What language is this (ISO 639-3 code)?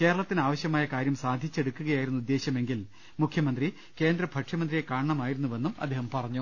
mal